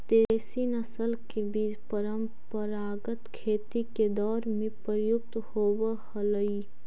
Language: Magahi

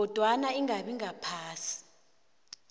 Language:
South Ndebele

